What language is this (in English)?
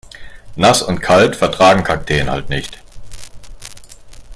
German